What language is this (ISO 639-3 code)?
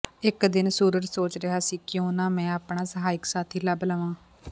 pan